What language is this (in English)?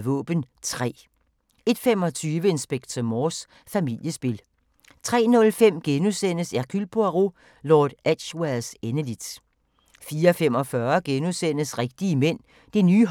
Danish